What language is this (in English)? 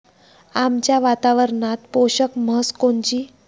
Marathi